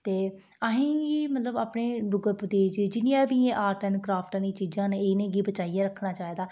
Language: Dogri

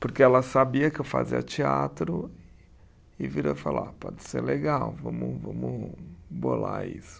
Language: Portuguese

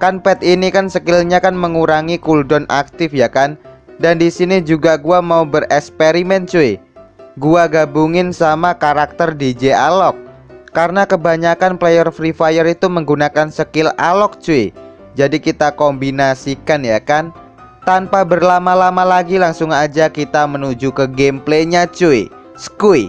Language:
Indonesian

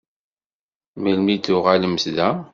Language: Kabyle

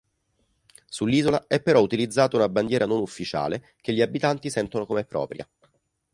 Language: Italian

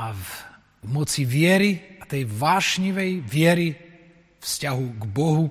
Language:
Slovak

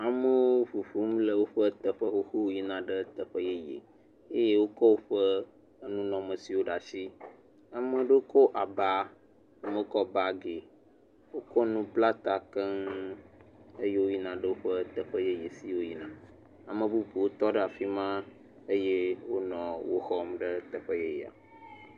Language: Ewe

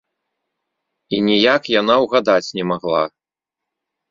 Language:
Belarusian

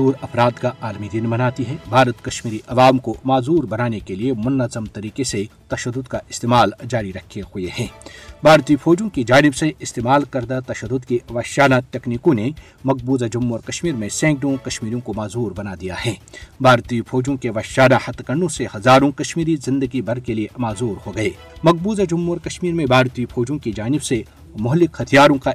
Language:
Urdu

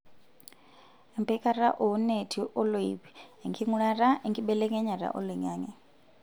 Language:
Masai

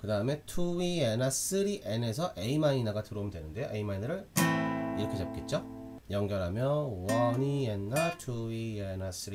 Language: Korean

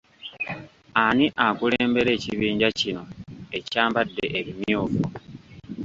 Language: Ganda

